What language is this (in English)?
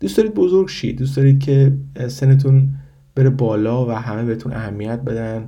Persian